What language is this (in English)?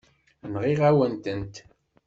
Kabyle